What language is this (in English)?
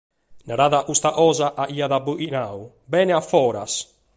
Sardinian